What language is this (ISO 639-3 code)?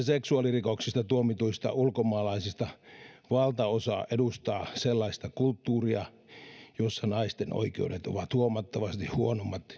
fin